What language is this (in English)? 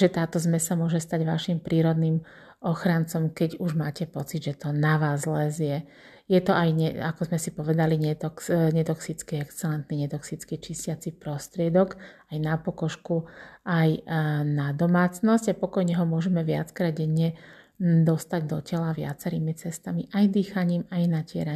Slovak